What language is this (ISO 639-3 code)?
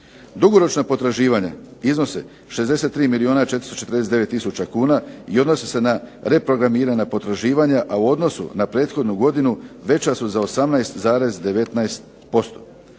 hrv